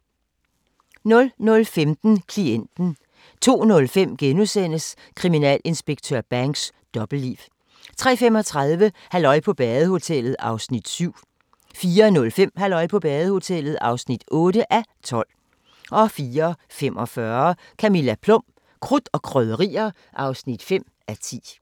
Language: Danish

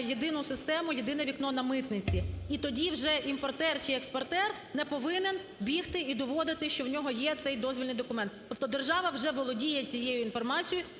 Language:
Ukrainian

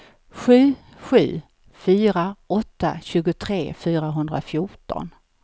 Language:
Swedish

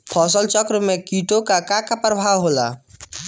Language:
Bhojpuri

